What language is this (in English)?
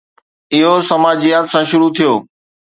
Sindhi